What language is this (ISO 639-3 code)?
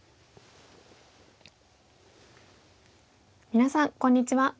jpn